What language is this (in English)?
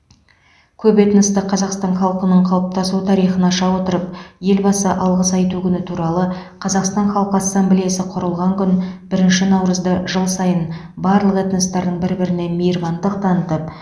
Kazakh